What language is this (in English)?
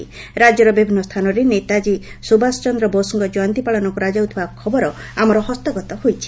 Odia